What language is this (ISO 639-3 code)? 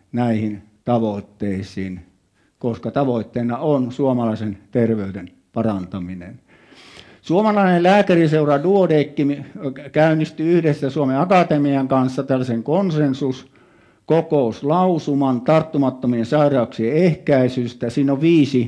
fin